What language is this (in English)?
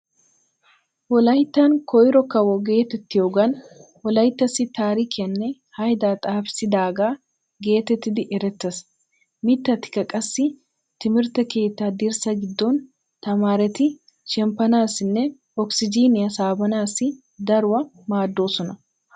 Wolaytta